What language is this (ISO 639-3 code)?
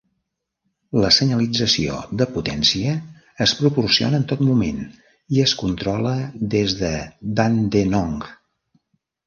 cat